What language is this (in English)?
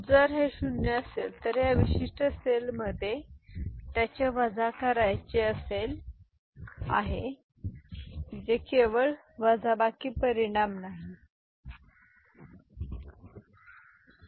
Marathi